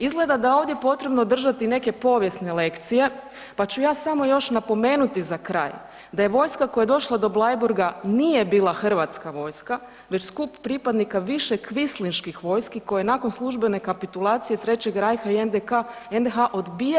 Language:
Croatian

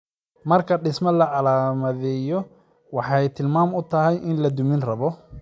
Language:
Somali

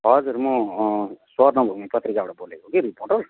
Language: Nepali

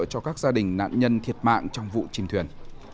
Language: Vietnamese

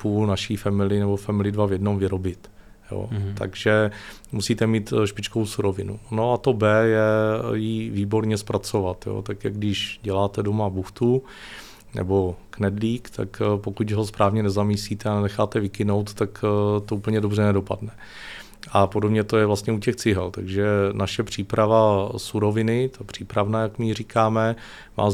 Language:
Czech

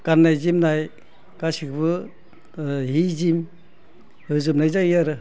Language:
Bodo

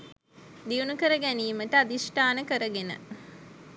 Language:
Sinhala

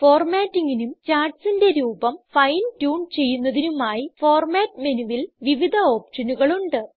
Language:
Malayalam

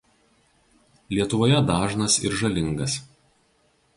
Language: Lithuanian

